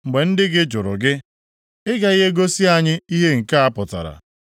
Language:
Igbo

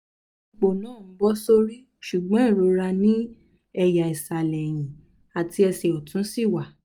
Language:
Yoruba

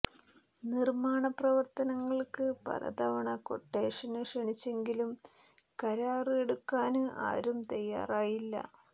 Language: Malayalam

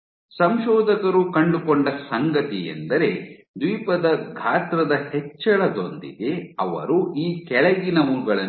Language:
Kannada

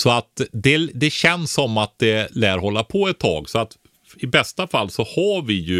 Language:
Swedish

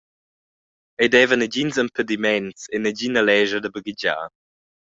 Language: Romansh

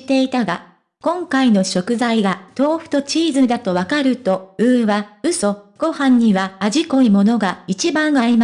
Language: Japanese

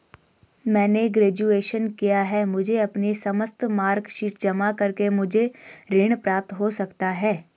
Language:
Hindi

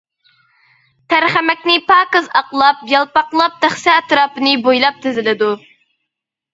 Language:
Uyghur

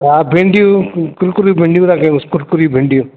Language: Sindhi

